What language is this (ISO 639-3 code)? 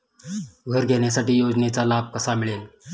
mar